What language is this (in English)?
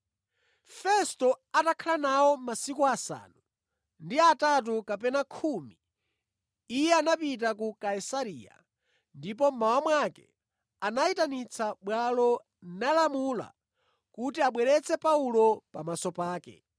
Nyanja